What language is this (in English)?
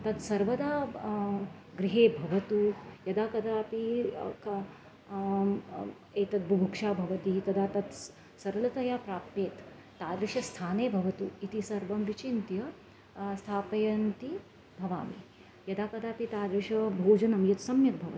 Sanskrit